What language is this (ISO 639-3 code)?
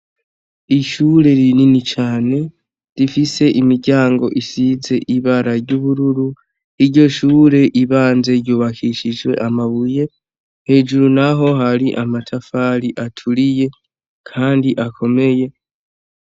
run